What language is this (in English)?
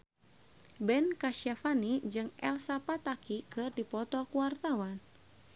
Sundanese